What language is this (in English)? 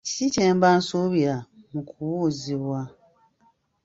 Ganda